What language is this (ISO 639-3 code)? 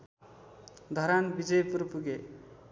nep